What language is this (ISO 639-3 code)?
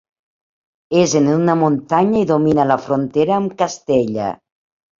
cat